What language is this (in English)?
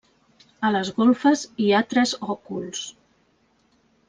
Catalan